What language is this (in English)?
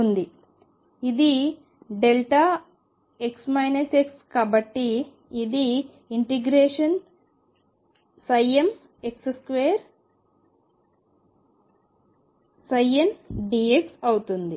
Telugu